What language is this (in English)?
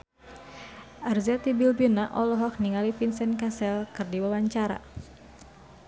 Sundanese